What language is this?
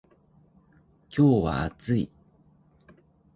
Japanese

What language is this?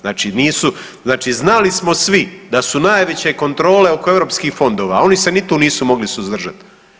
Croatian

